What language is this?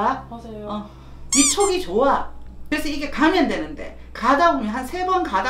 Korean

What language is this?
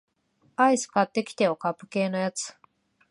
Japanese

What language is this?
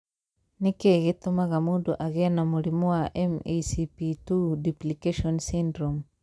Kikuyu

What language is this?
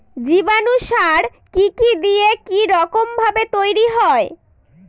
Bangla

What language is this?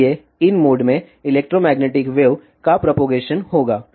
Hindi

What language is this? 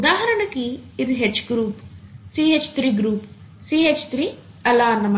Telugu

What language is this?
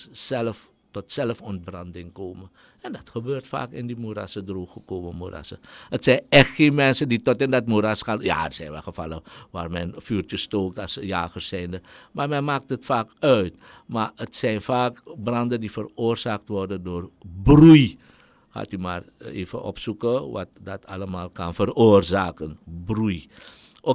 Dutch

